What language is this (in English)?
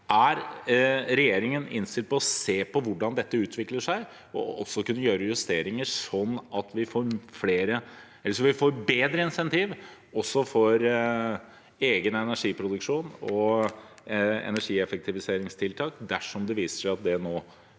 Norwegian